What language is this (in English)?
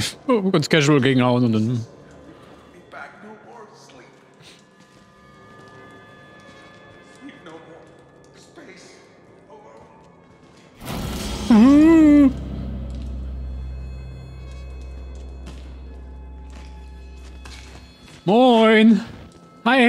German